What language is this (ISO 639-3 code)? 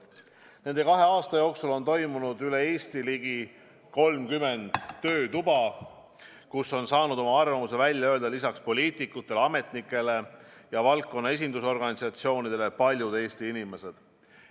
est